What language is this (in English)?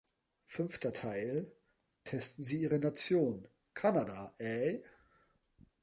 German